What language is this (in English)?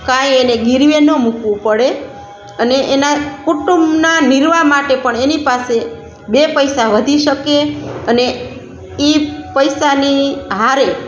Gujarati